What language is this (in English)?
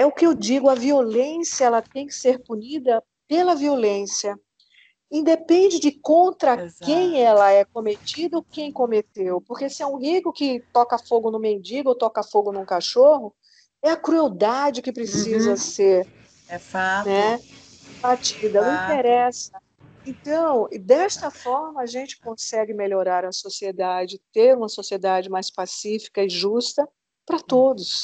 Portuguese